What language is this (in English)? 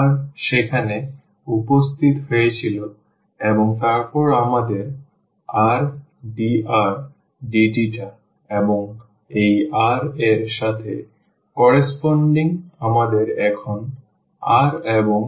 Bangla